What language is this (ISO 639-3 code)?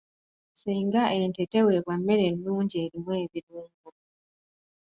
lug